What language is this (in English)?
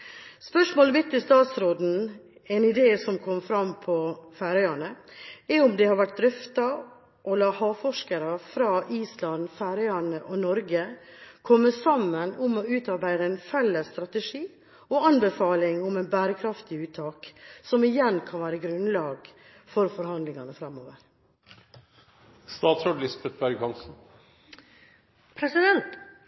Norwegian Bokmål